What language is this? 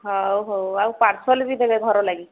Odia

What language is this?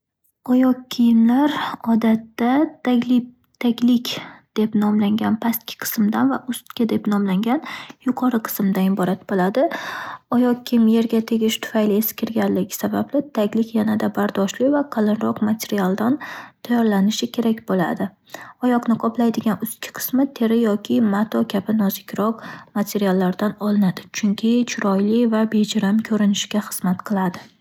Uzbek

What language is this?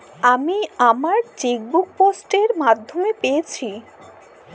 Bangla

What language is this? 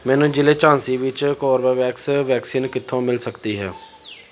Punjabi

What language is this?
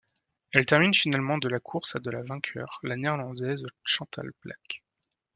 French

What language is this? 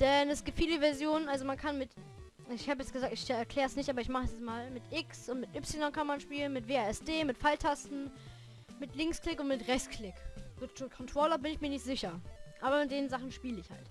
German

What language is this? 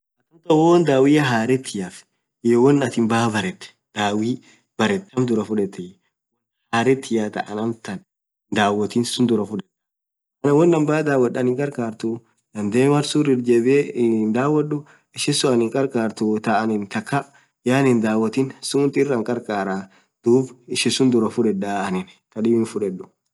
Orma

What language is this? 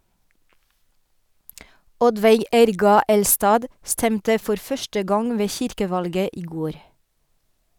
Norwegian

